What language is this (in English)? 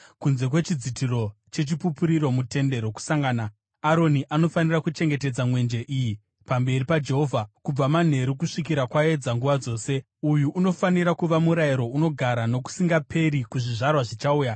Shona